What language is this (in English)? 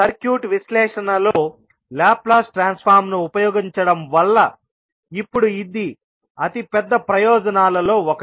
Telugu